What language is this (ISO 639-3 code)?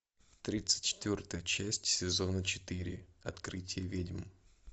rus